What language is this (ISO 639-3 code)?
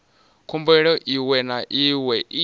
ven